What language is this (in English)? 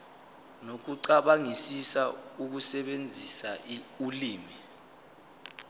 Zulu